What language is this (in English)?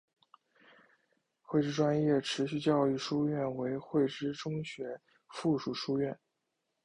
Chinese